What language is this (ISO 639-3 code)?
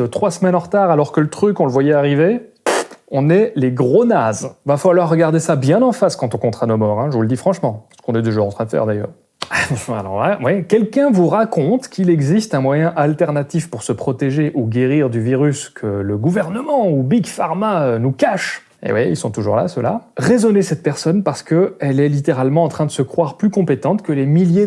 fra